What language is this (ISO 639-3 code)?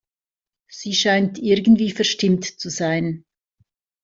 deu